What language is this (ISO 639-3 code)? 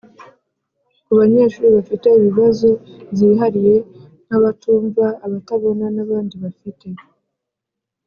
kin